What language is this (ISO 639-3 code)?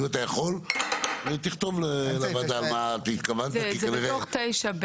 heb